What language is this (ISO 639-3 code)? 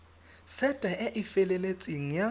tsn